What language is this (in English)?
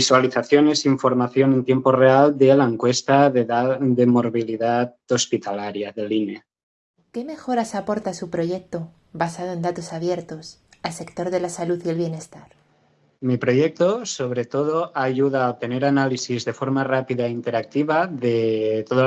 Spanish